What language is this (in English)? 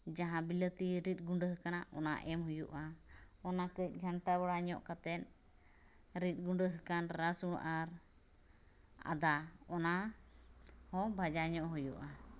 Santali